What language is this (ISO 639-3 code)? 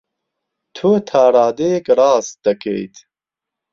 ckb